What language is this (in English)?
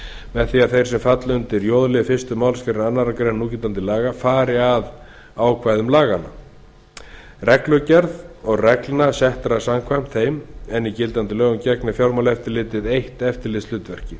Icelandic